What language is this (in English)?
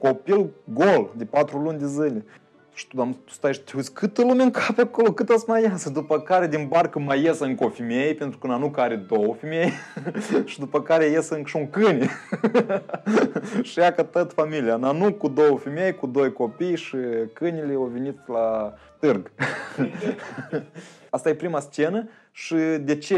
Romanian